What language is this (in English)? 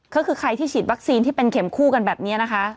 Thai